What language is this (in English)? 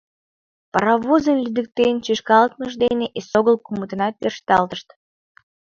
Mari